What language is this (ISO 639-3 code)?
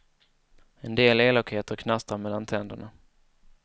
swe